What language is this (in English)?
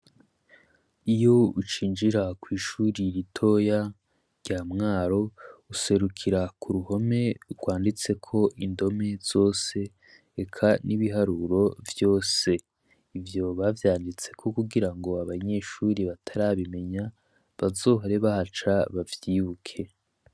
Rundi